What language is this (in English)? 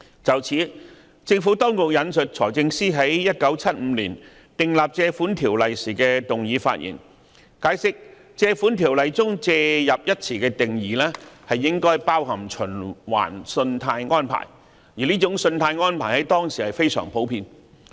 Cantonese